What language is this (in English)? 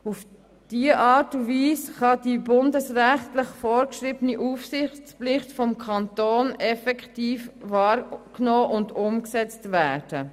Swiss German